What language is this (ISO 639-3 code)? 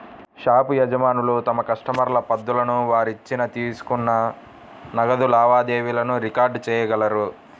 tel